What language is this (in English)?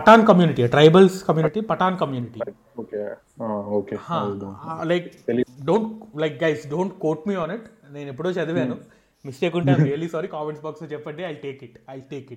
Telugu